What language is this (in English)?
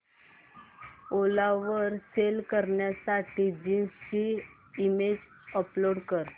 Marathi